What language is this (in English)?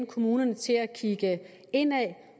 Danish